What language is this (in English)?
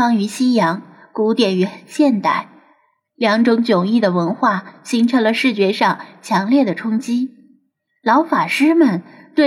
Chinese